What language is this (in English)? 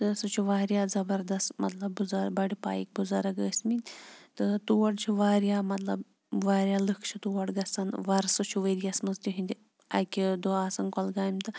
Kashmiri